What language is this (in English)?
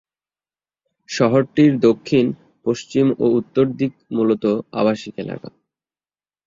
Bangla